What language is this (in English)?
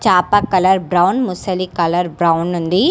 Telugu